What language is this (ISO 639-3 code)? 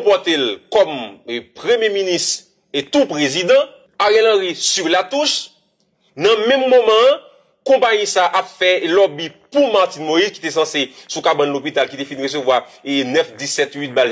fra